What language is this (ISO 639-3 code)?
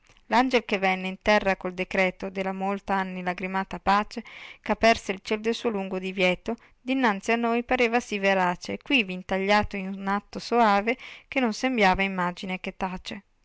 ita